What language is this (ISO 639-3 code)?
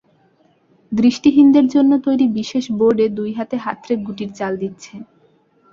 ben